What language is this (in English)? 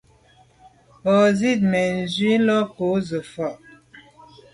Medumba